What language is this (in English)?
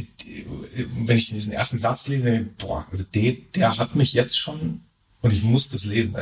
German